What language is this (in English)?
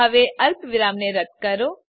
Gujarati